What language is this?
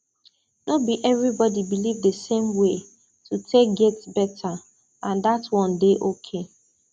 Nigerian Pidgin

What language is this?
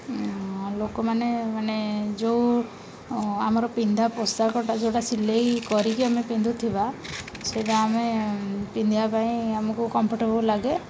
Odia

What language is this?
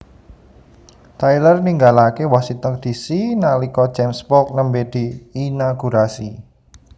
Javanese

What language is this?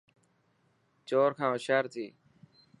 Dhatki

